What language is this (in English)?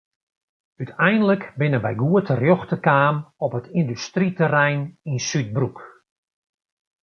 Western Frisian